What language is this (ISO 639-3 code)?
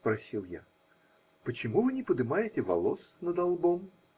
rus